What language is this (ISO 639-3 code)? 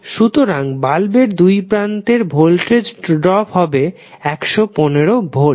ben